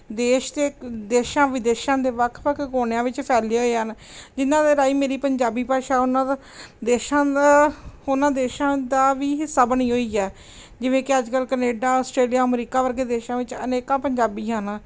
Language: Punjabi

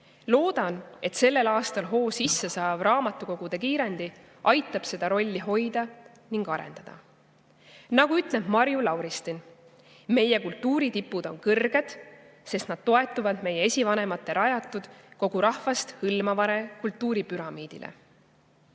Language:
Estonian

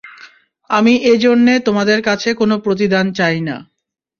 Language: Bangla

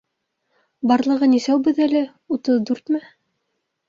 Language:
Bashkir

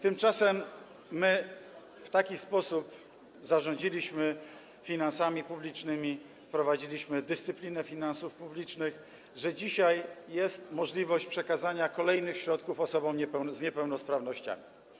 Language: Polish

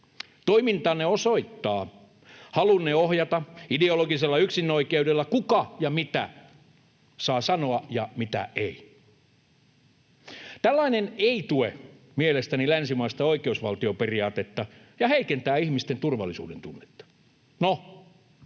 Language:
Finnish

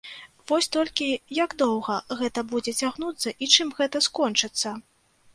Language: Belarusian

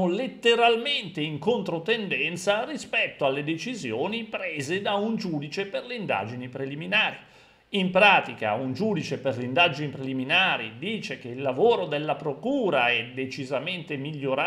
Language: Italian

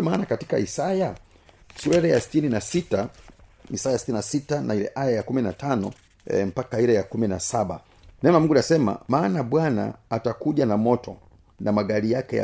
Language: Swahili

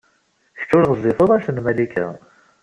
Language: Kabyle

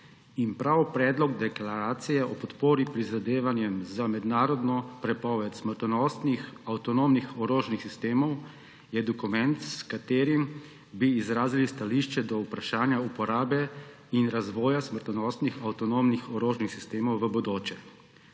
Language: Slovenian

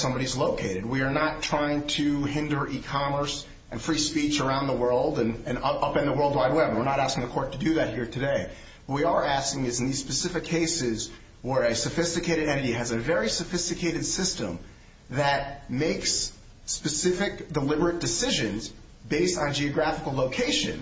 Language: English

